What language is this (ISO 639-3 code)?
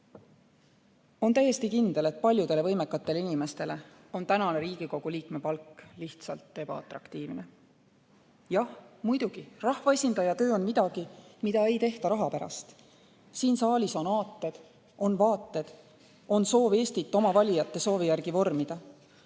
est